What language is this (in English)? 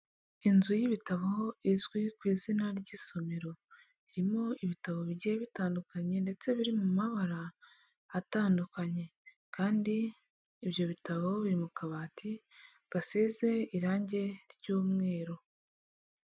Kinyarwanda